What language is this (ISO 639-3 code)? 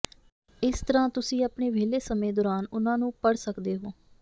pan